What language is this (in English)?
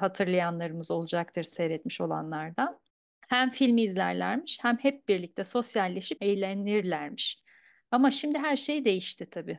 Turkish